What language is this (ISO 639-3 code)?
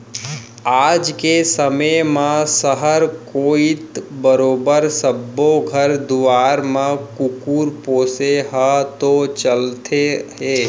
hne